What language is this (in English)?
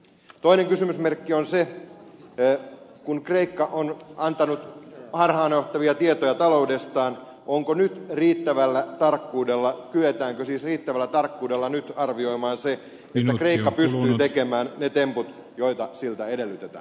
Finnish